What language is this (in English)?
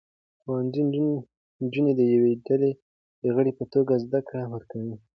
Pashto